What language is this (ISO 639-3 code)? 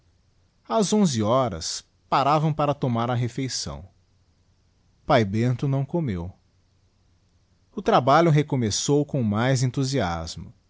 por